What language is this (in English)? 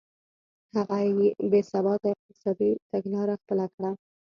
Pashto